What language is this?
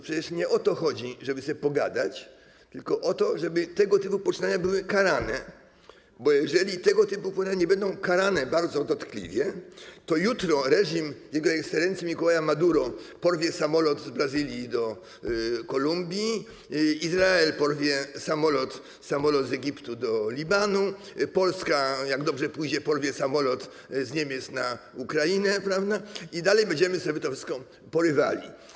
Polish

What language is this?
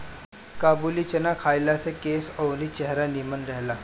Bhojpuri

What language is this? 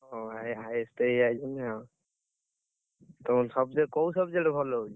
Odia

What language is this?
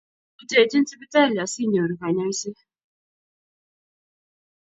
Kalenjin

